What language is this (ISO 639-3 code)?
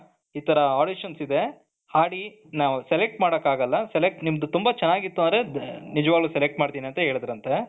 kan